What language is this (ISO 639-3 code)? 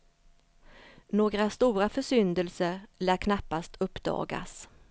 swe